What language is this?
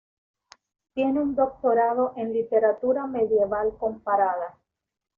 Spanish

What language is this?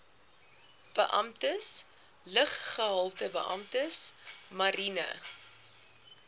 Afrikaans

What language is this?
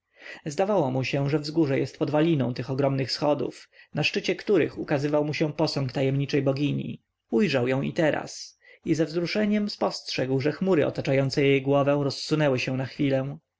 Polish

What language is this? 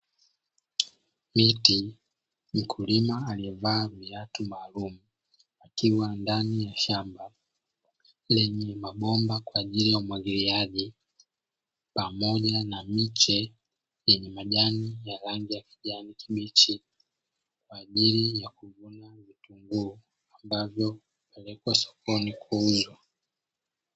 Swahili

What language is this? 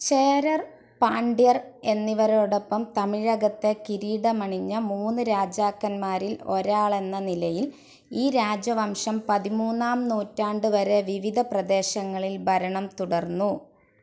Malayalam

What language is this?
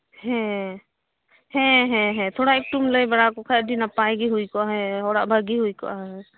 Santali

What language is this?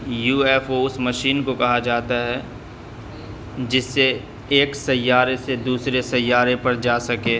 Urdu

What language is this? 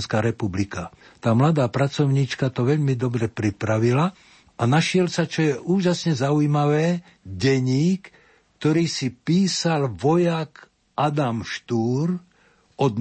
Slovak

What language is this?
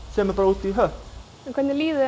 Icelandic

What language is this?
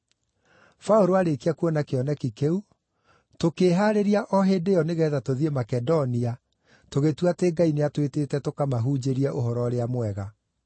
Kikuyu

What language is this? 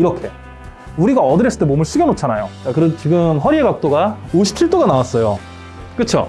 Korean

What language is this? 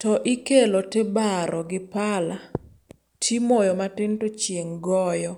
Luo (Kenya and Tanzania)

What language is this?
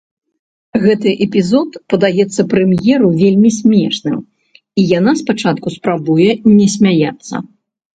Belarusian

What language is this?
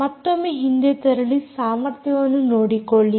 Kannada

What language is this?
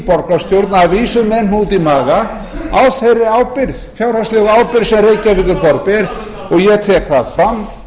Icelandic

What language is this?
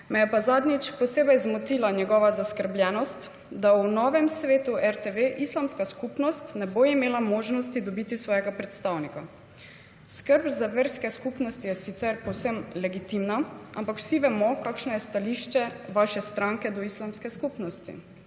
Slovenian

